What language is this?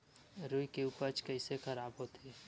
Chhattisgarhi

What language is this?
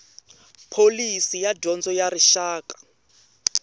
Tsonga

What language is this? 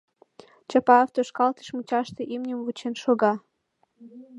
Mari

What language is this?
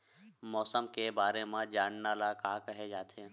Chhattisgarhi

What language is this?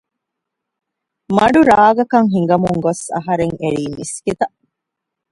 Divehi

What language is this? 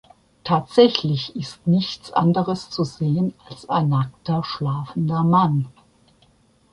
German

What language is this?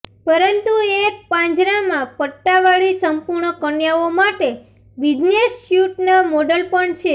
Gujarati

